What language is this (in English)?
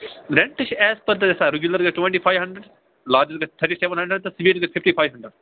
Kashmiri